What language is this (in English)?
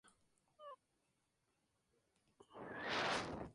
Spanish